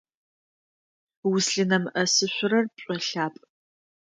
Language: Adyghe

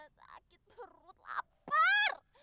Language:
Indonesian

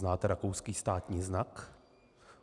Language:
Czech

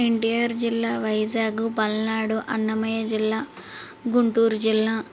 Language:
Telugu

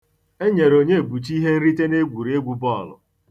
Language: Igbo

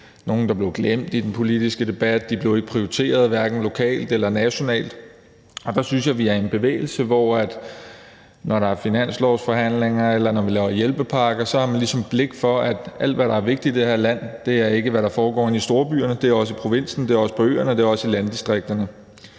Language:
Danish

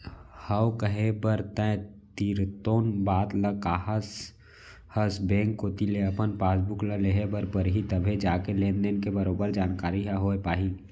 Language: Chhattisgarhi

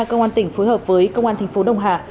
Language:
Vietnamese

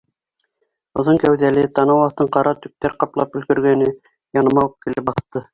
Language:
Bashkir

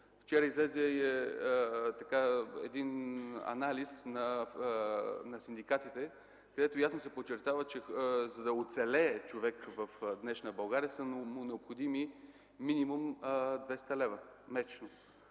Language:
Bulgarian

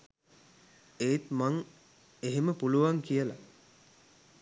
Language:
Sinhala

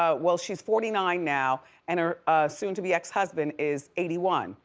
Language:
English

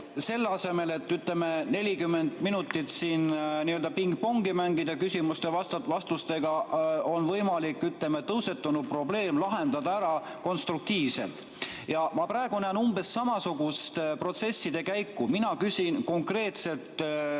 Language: Estonian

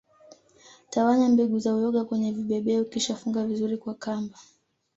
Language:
Swahili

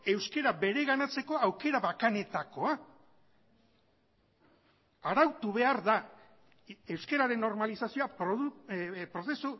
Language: Basque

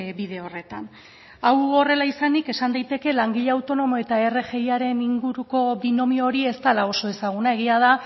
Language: Basque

